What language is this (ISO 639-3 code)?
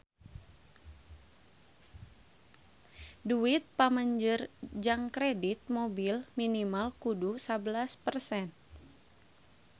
sun